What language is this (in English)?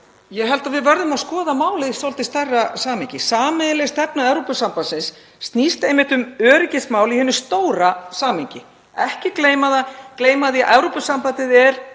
Icelandic